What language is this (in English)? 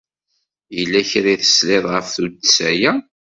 Kabyle